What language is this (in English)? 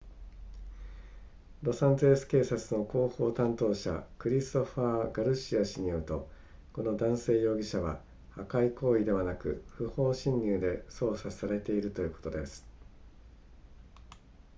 Japanese